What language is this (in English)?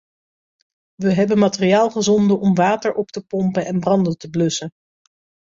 Dutch